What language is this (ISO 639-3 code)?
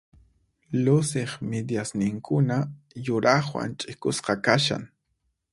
qxp